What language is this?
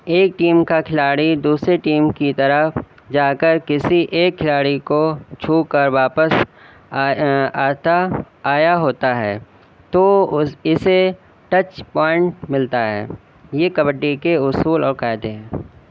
Urdu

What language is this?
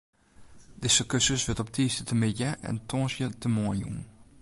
Western Frisian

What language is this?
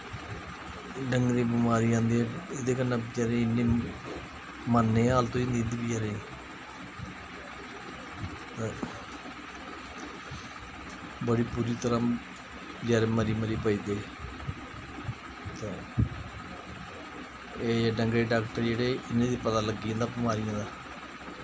Dogri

